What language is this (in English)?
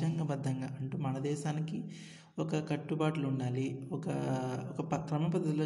Telugu